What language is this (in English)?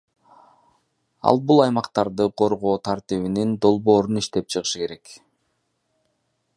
Kyrgyz